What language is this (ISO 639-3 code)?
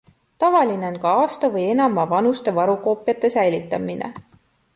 est